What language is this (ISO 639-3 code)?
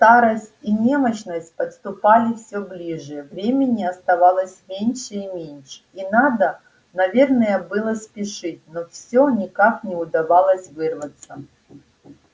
rus